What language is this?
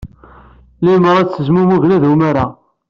Kabyle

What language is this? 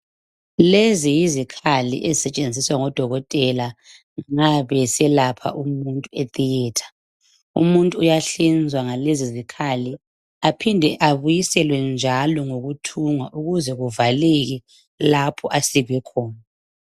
North Ndebele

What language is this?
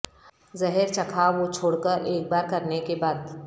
Urdu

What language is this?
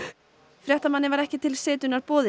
Icelandic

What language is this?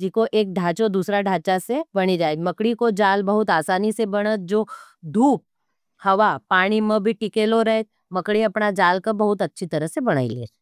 Nimadi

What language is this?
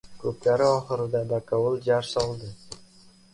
Uzbek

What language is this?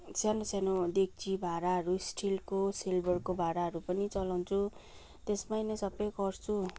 Nepali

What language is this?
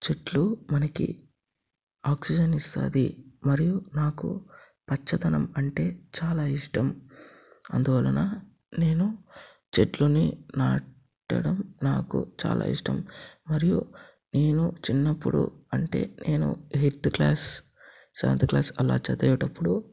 Telugu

